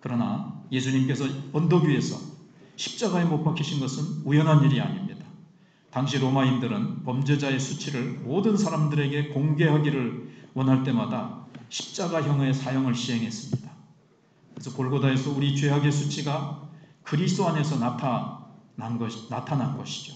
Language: Korean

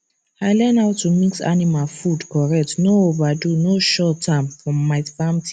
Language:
Nigerian Pidgin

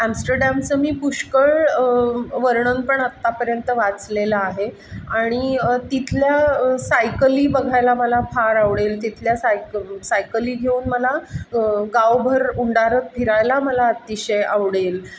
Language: Marathi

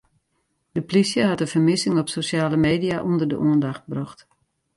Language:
Western Frisian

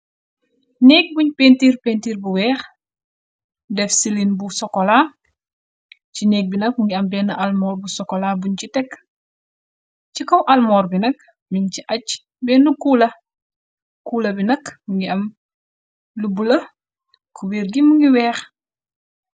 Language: Wolof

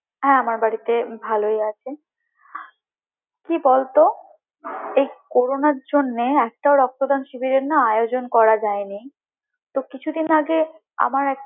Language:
Bangla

